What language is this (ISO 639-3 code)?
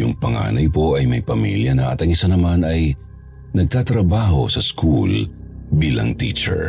fil